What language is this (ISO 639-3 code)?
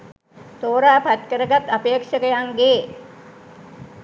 sin